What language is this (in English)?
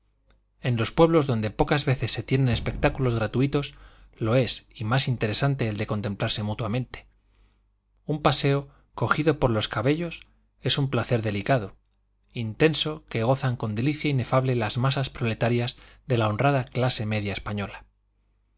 Spanish